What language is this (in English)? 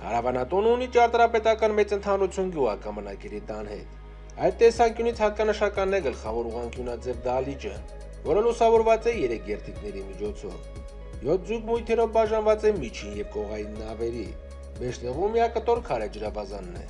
Armenian